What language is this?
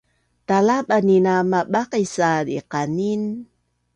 Bunun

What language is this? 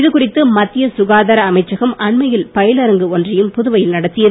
Tamil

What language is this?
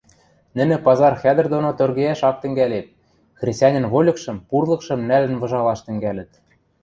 Western Mari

